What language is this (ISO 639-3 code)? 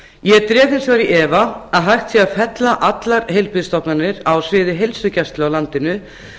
isl